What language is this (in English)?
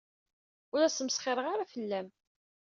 Kabyle